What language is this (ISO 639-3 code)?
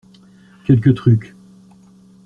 fra